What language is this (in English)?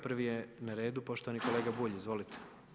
Croatian